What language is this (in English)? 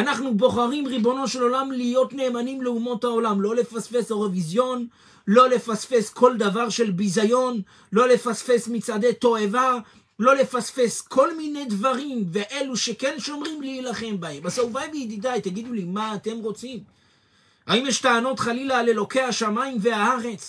Hebrew